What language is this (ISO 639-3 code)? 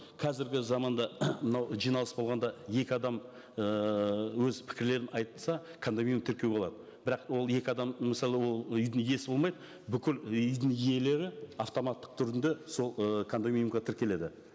kaz